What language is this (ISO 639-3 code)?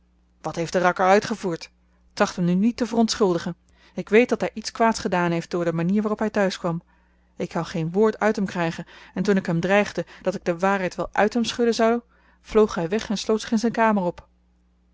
nld